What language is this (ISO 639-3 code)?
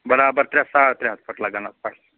kas